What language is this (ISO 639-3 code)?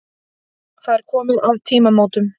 isl